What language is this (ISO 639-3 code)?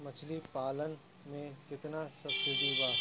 bho